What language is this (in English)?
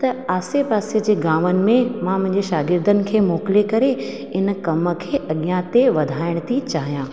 Sindhi